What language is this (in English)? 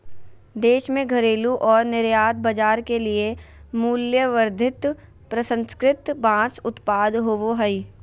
Magahi